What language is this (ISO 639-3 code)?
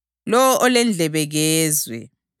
nde